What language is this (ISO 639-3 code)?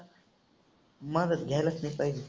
mar